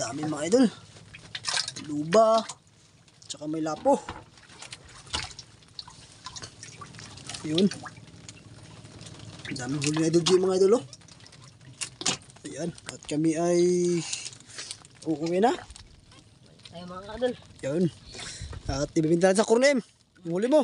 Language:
Filipino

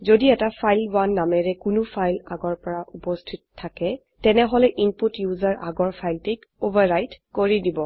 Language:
Assamese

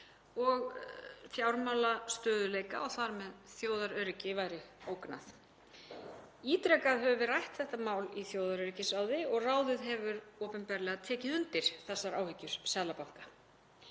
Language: Icelandic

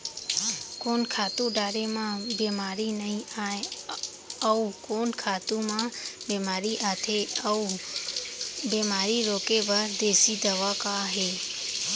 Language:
Chhattisgarhi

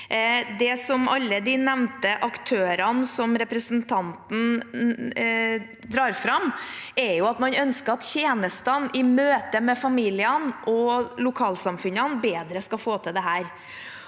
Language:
Norwegian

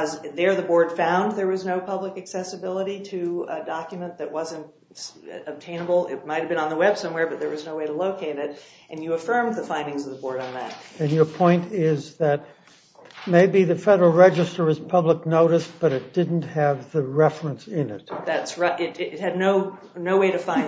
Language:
English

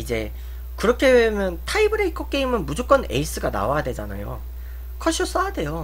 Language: Korean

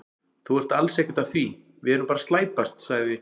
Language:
Icelandic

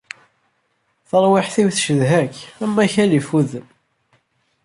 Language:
Kabyle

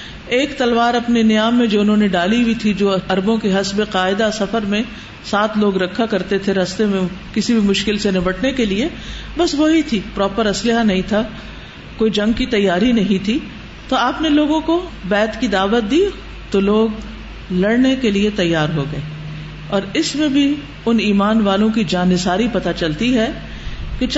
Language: Urdu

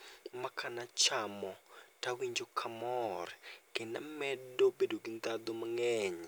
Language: Luo (Kenya and Tanzania)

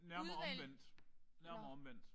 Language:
Danish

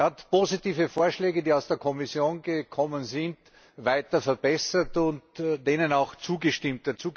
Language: German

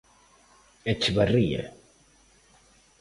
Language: Galician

